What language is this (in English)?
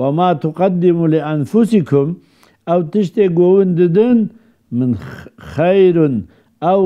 Arabic